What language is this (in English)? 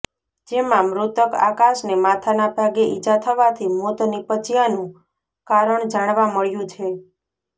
Gujarati